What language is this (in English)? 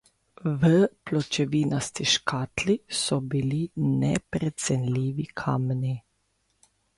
Slovenian